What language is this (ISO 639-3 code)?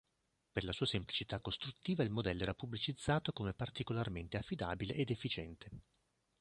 ita